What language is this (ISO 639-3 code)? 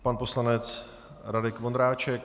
ces